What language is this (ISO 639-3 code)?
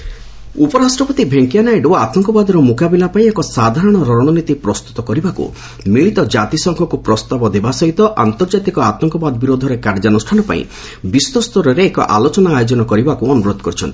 ori